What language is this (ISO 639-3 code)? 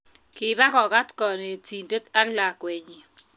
kln